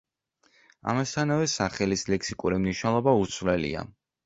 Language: Georgian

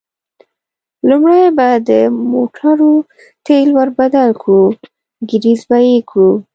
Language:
Pashto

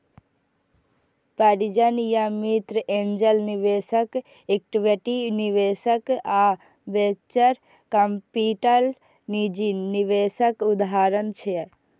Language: Maithili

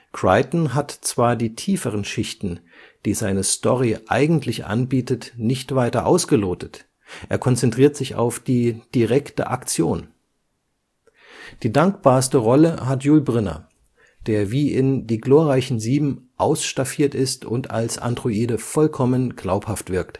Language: German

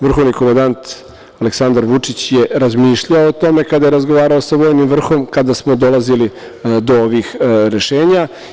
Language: Serbian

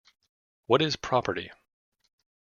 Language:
English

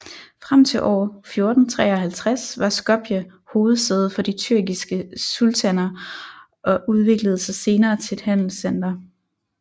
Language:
Danish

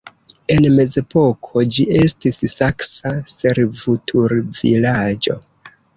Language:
Esperanto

